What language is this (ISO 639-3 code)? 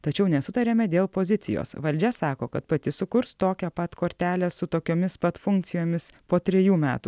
lit